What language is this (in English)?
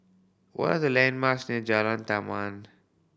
English